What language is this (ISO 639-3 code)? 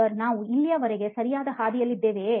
kan